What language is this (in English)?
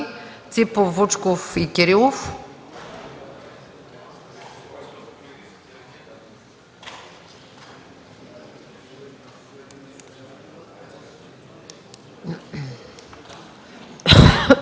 Bulgarian